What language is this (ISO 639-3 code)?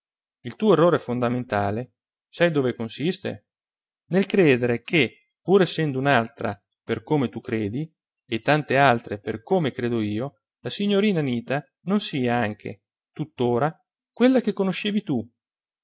ita